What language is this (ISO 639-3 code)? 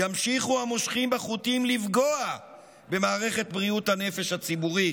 heb